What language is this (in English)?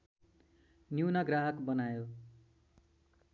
Nepali